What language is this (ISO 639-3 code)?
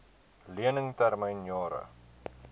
afr